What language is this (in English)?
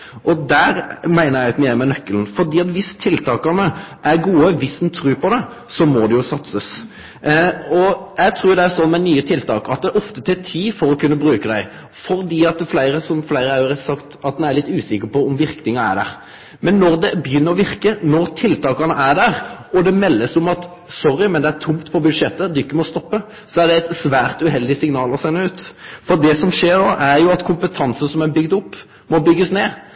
Norwegian Nynorsk